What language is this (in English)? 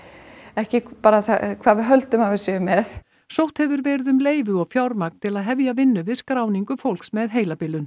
Icelandic